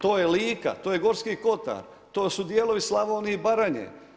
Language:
Croatian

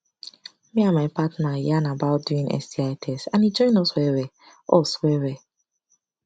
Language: Nigerian Pidgin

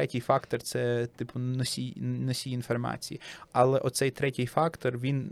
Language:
Ukrainian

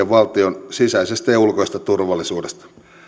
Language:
Finnish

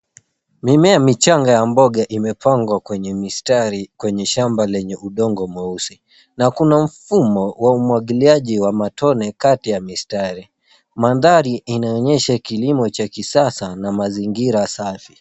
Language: Swahili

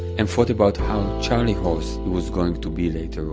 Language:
English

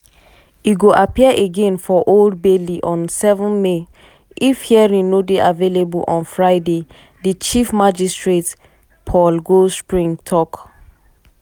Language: Nigerian Pidgin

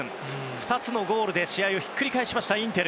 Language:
Japanese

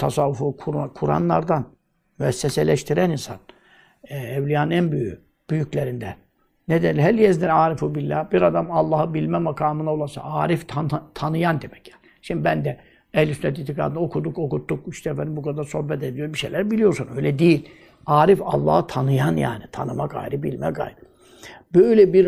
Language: Turkish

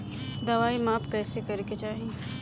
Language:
Bhojpuri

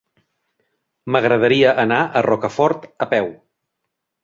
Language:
Catalan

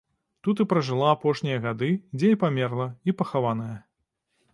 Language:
Belarusian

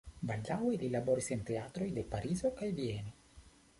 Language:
Esperanto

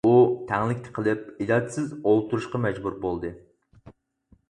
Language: Uyghur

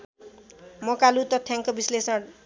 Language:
Nepali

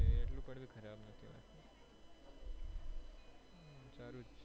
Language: Gujarati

